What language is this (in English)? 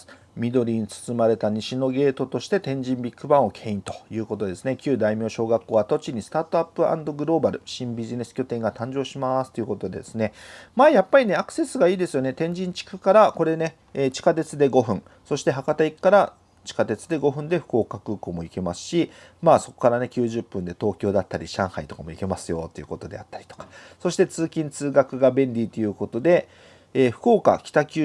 Japanese